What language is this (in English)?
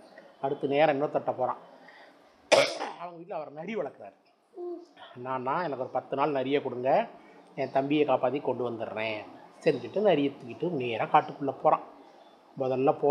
Tamil